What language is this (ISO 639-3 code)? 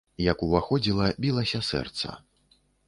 bel